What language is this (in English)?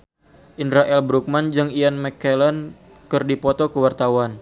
Sundanese